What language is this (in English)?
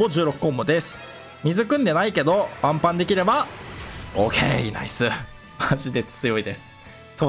Japanese